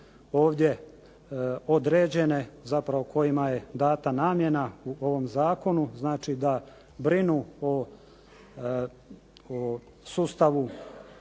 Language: Croatian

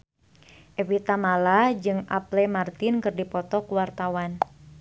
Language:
Sundanese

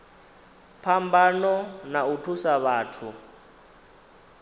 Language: Venda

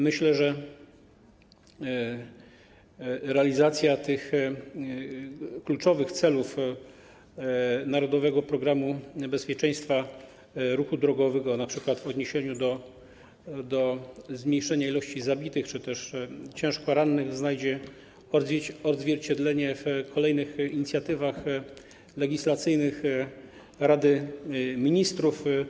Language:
Polish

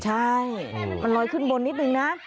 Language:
Thai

